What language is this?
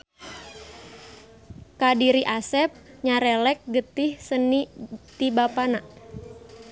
Sundanese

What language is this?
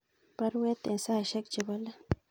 Kalenjin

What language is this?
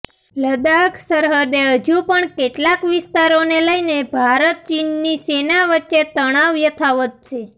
Gujarati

